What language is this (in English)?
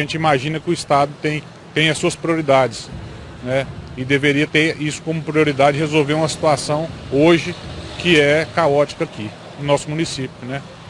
Portuguese